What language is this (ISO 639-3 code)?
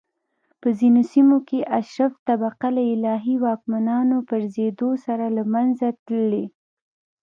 pus